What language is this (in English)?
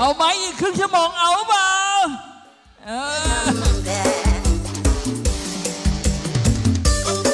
Thai